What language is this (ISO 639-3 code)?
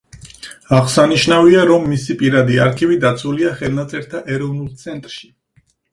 kat